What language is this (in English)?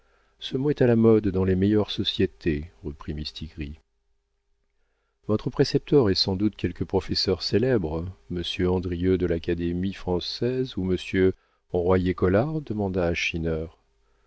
French